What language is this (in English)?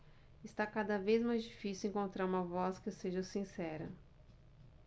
Portuguese